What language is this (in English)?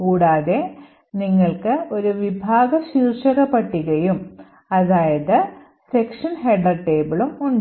Malayalam